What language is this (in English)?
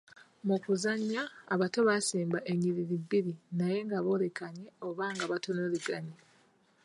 Ganda